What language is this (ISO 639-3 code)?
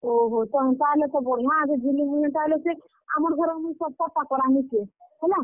ori